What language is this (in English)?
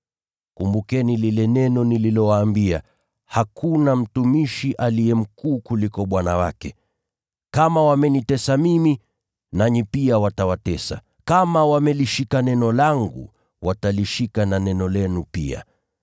Swahili